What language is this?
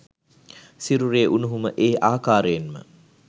Sinhala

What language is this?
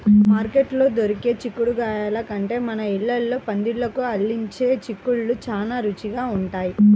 Telugu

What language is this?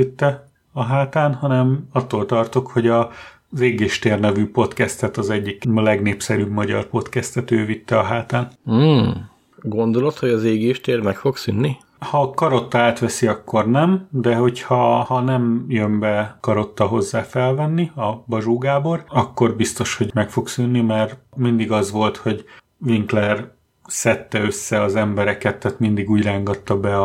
Hungarian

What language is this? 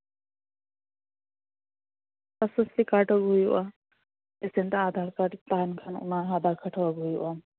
Santali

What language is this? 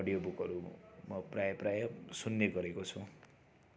Nepali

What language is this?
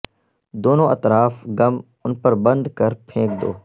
Urdu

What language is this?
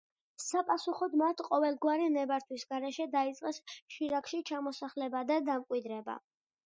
Georgian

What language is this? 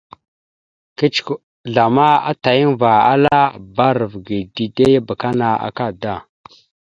Mada (Cameroon)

